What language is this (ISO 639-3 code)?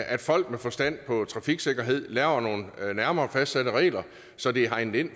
dan